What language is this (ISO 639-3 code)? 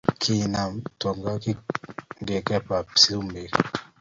kln